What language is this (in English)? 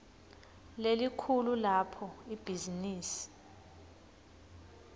Swati